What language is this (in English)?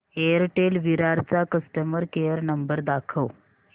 Marathi